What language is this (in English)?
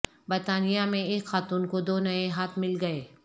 Urdu